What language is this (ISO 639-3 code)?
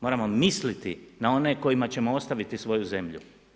hrv